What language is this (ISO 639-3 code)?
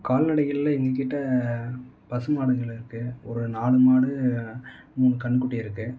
tam